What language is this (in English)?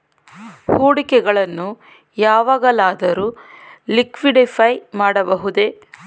Kannada